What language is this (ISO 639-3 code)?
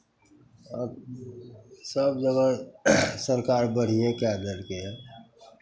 mai